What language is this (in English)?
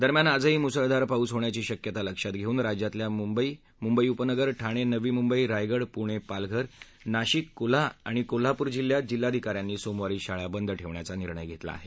Marathi